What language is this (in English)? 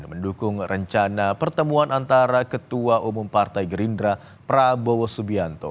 Indonesian